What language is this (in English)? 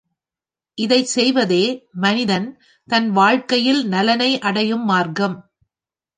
Tamil